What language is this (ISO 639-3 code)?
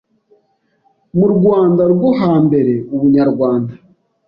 kin